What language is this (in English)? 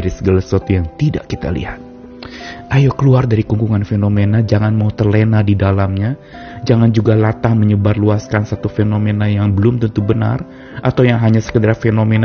Indonesian